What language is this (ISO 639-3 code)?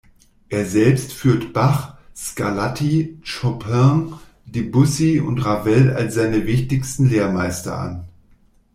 deu